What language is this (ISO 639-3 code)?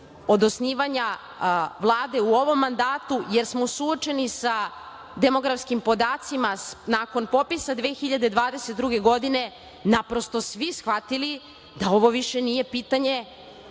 srp